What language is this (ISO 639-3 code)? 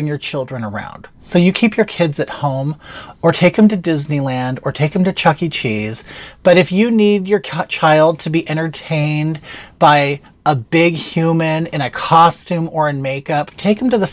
ell